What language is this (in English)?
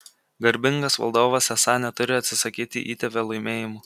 Lithuanian